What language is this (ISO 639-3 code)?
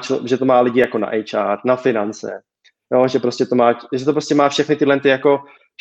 ces